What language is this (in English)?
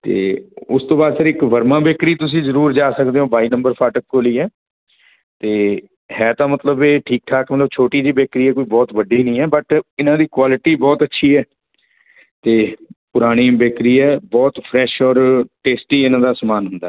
Punjabi